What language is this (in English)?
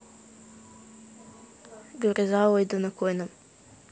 Russian